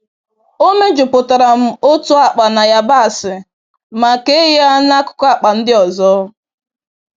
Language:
Igbo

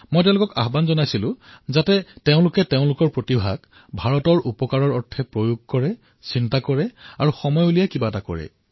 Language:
Assamese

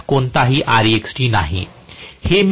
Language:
Marathi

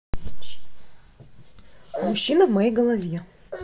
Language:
Russian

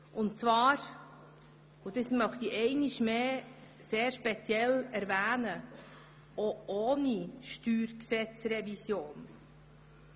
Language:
Swiss German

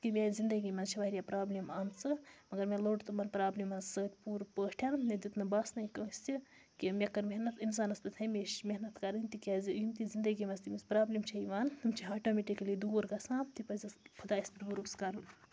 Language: Kashmiri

